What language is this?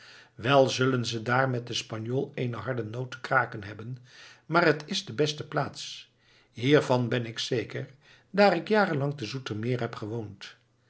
Dutch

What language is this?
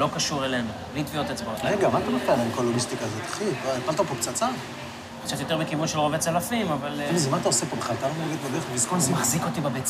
Hebrew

